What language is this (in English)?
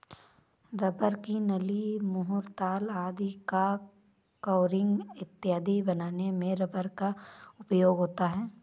Hindi